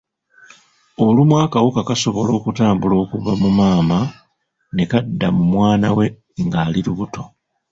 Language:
Ganda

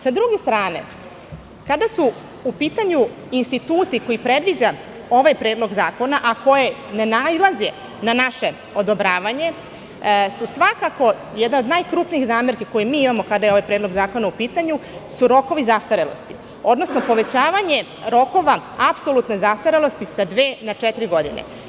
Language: Serbian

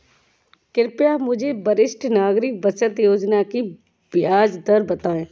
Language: Hindi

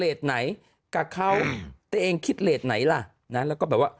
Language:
Thai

